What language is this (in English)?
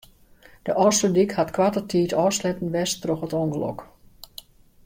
Western Frisian